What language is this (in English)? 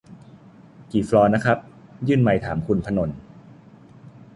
Thai